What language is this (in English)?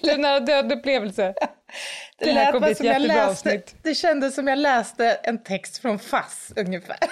Swedish